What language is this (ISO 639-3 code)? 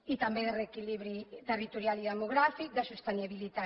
cat